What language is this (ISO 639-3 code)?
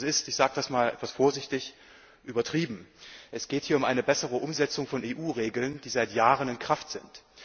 deu